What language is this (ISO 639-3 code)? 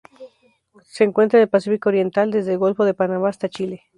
spa